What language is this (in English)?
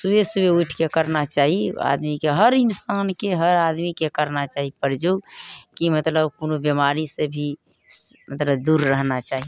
Maithili